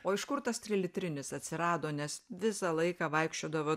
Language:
Lithuanian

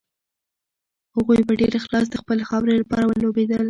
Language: Pashto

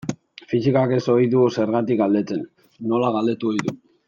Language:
Basque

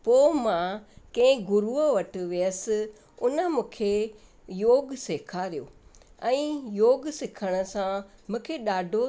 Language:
Sindhi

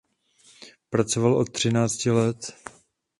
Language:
Czech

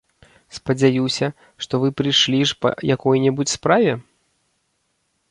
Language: Belarusian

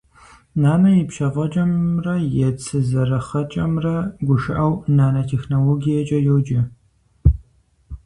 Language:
Kabardian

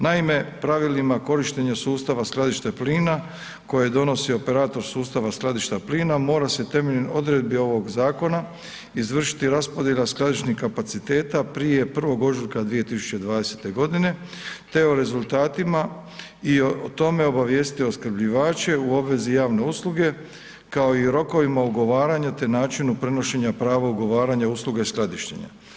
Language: Croatian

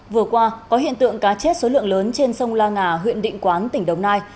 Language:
Vietnamese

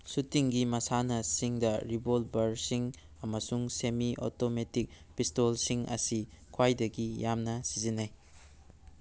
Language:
Manipuri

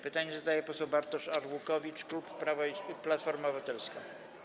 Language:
Polish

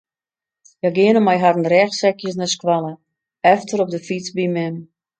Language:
Western Frisian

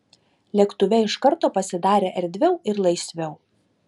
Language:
Lithuanian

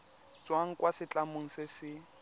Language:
Tswana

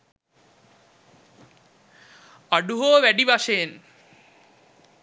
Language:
Sinhala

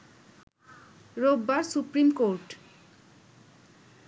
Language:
Bangla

